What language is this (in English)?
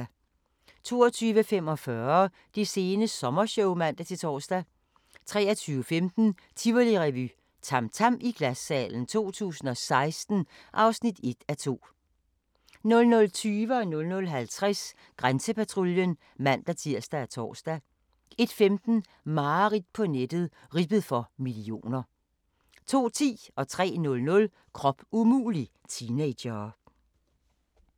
Danish